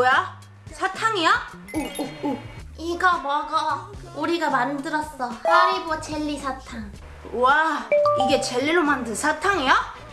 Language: Korean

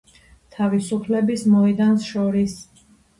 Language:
Georgian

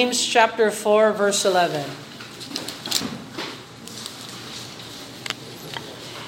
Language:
Filipino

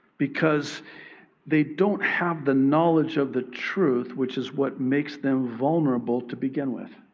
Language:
English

